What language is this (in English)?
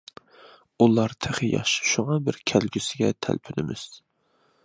Uyghur